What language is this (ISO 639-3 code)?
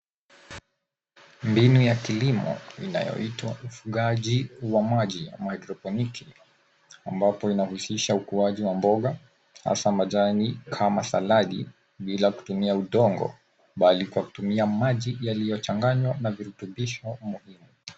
swa